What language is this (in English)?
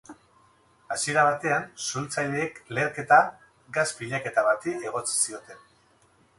Basque